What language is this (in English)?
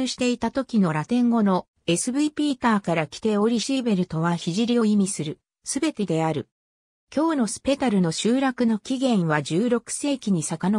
Japanese